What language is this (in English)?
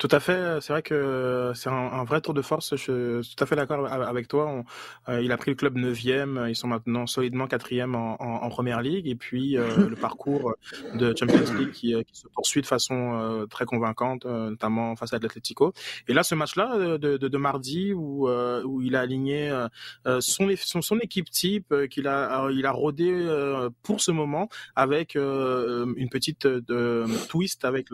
French